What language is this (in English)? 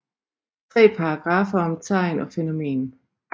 Danish